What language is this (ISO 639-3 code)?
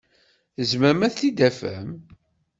kab